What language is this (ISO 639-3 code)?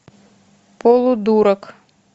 rus